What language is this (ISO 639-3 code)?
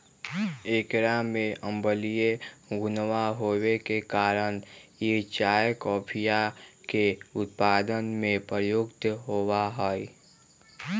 mag